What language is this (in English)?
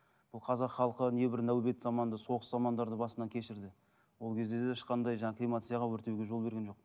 Kazakh